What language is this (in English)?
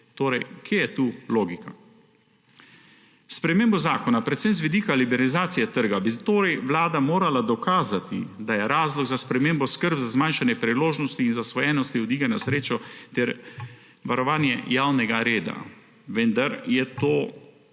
Slovenian